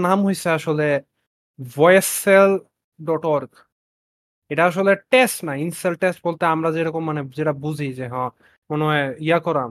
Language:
Bangla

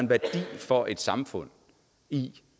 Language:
Danish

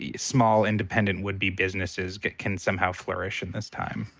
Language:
English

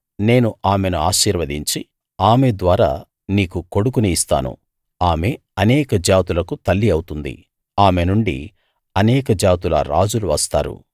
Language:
Telugu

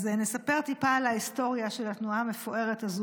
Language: Hebrew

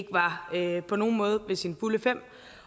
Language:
Danish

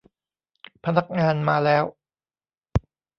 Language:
Thai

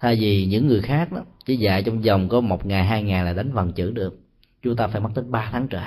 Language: Vietnamese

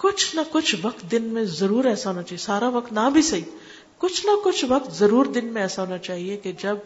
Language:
Urdu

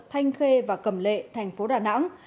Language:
Vietnamese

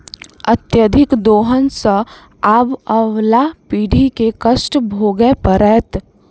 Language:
Maithili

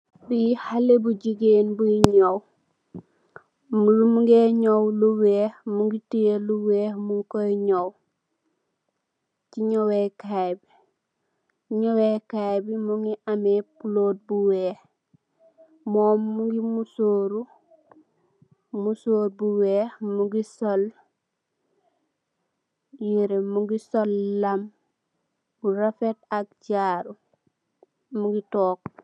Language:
Wolof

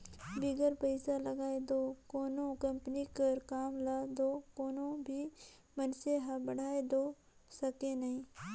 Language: Chhattisgarhi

